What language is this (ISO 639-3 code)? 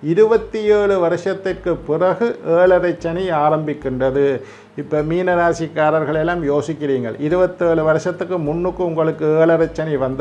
ind